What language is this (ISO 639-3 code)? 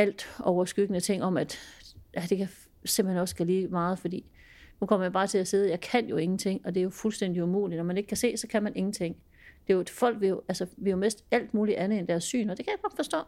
dan